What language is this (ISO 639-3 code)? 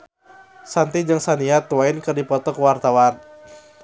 sun